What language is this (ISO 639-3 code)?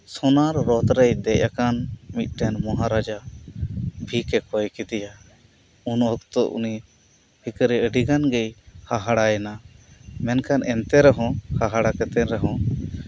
sat